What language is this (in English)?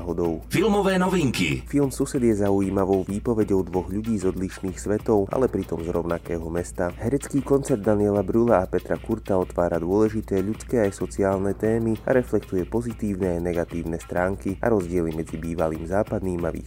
Slovak